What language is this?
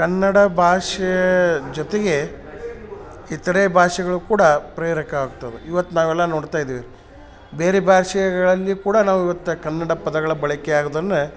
Kannada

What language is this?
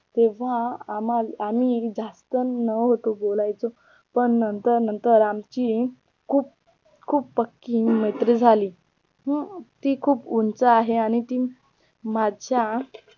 Marathi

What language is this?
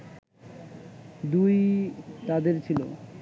Bangla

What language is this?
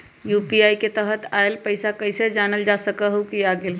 Magahi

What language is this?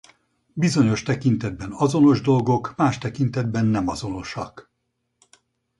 Hungarian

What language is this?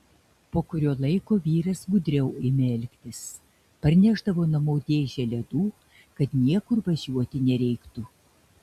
Lithuanian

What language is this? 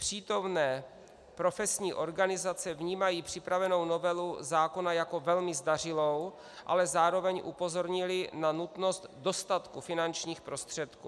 Czech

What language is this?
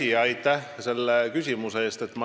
Estonian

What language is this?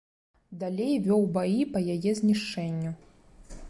Belarusian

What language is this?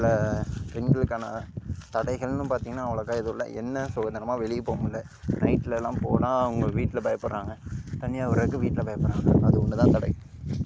Tamil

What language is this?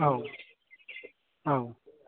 Bodo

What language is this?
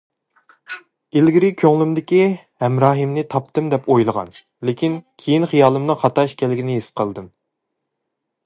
Uyghur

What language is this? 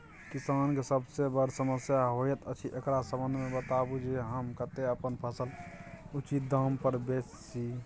Maithili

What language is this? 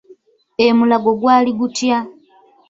Ganda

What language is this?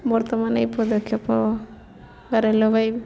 Odia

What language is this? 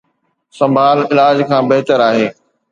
Sindhi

